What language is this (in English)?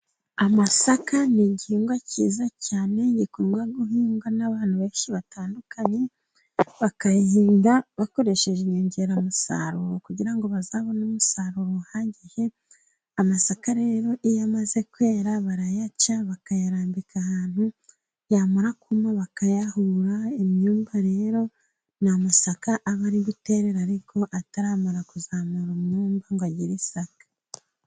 Kinyarwanda